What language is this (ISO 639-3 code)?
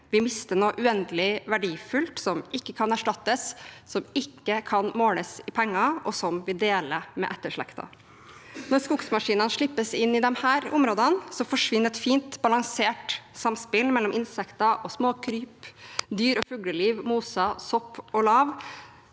nor